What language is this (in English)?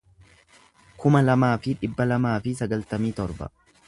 Oromo